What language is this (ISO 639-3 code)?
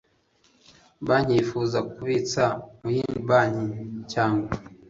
kin